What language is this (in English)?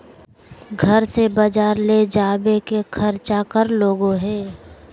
Magahi